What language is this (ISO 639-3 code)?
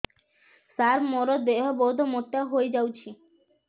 ori